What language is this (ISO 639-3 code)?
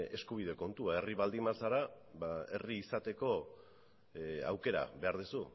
eus